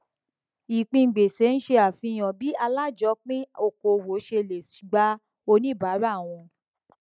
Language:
Yoruba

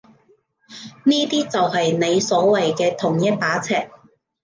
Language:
Cantonese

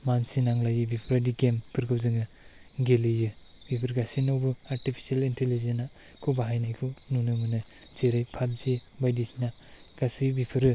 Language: Bodo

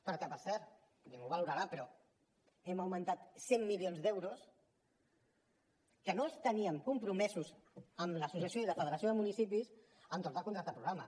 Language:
Catalan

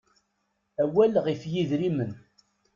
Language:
Kabyle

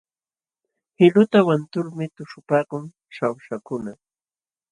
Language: Jauja Wanca Quechua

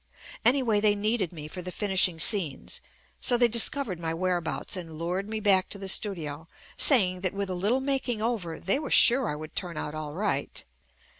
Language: English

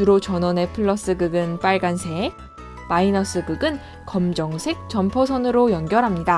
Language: Korean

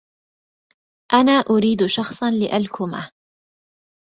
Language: Arabic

